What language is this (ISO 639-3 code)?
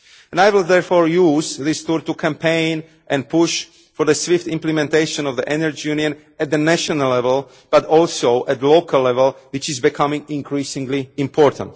eng